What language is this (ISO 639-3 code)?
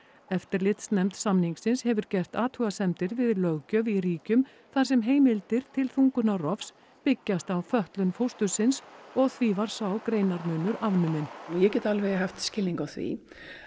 isl